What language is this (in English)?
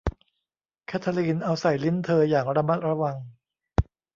Thai